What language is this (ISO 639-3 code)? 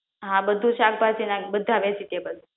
guj